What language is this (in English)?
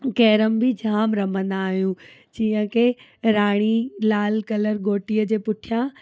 Sindhi